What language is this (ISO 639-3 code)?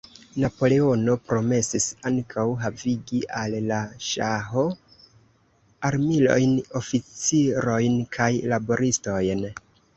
epo